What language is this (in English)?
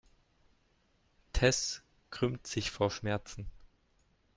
German